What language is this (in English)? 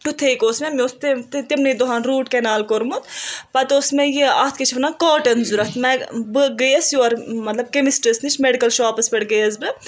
Kashmiri